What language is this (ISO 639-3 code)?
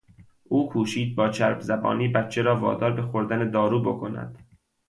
fas